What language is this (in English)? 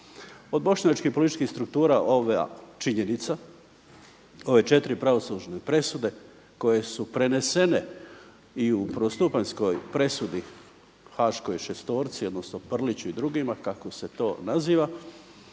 Croatian